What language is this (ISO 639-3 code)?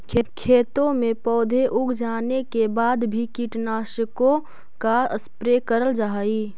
mag